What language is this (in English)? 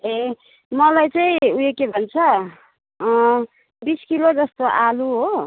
Nepali